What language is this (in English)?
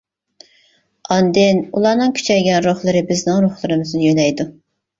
Uyghur